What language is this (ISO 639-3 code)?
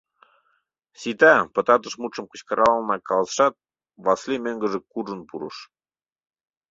chm